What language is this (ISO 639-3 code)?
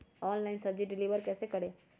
mag